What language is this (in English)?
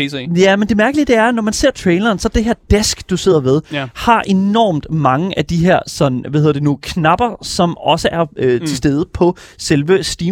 Danish